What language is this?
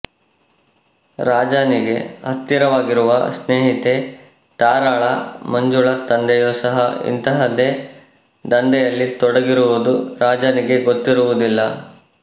Kannada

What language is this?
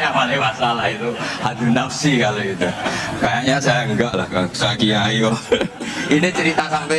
Indonesian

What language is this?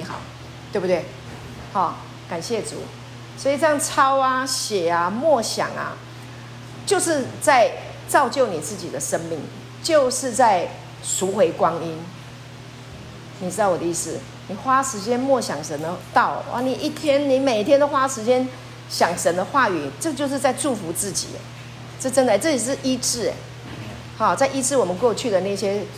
Chinese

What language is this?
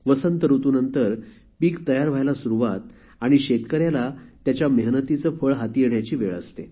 Marathi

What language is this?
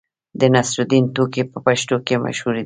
Pashto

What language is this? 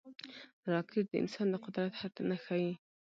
Pashto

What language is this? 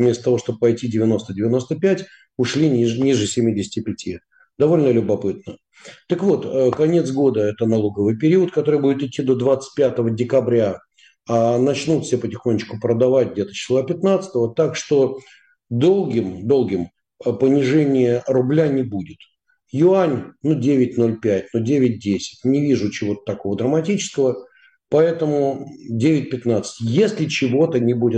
Russian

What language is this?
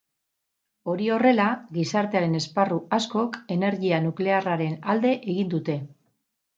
Basque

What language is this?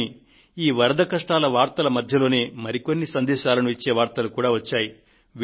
Telugu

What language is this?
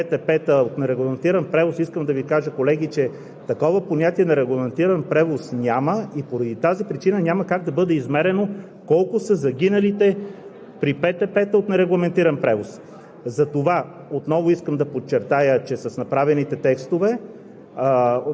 Bulgarian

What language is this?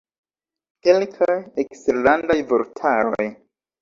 Esperanto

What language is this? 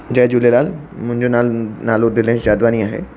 Sindhi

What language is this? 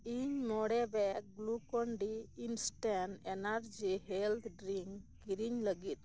Santali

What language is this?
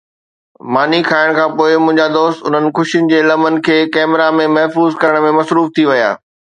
Sindhi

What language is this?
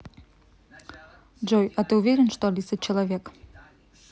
Russian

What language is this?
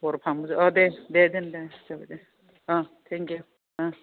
Bodo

